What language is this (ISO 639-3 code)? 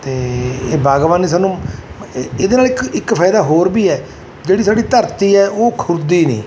pan